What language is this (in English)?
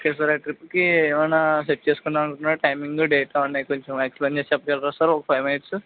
Telugu